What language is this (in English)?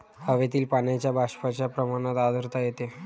Marathi